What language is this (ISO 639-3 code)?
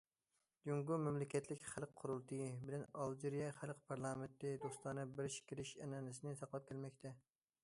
uig